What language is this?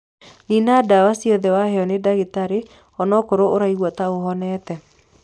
Kikuyu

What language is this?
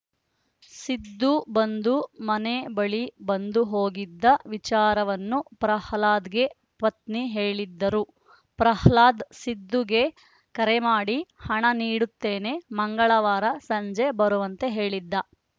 Kannada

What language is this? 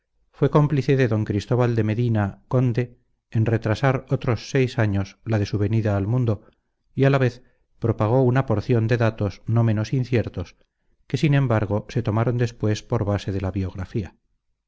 Spanish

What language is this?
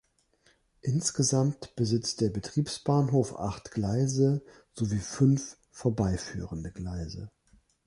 German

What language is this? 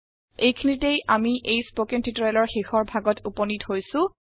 Assamese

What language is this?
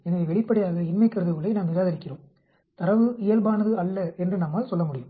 Tamil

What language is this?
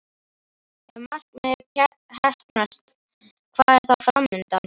Icelandic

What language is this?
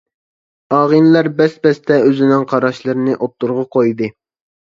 Uyghur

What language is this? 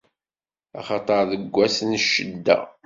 Kabyle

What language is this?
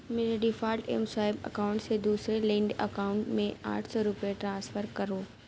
Urdu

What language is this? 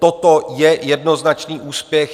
Czech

